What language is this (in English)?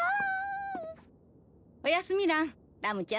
Japanese